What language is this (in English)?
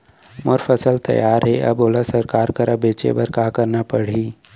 Chhattisgarhi